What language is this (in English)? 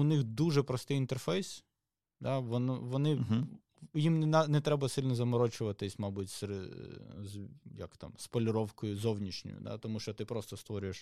Ukrainian